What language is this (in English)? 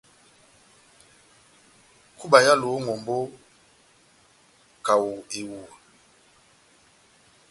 Batanga